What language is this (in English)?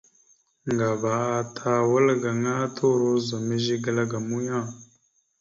Mada (Cameroon)